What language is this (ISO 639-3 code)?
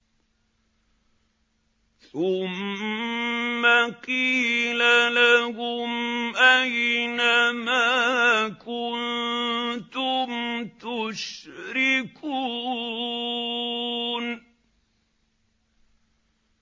ara